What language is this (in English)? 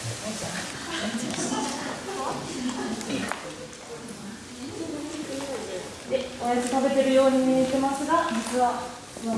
Japanese